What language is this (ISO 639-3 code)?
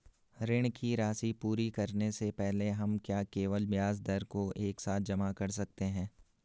hin